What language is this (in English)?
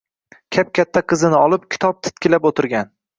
Uzbek